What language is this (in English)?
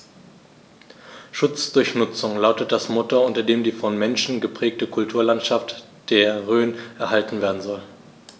German